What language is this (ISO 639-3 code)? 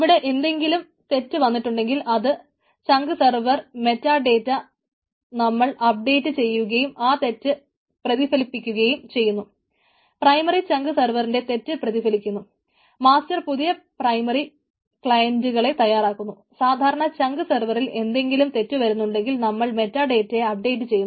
mal